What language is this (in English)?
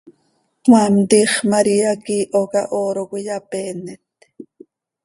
Seri